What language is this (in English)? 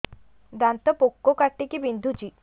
Odia